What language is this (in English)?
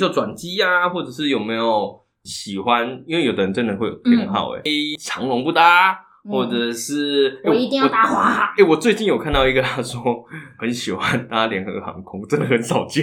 Chinese